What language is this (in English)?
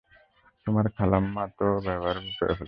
Bangla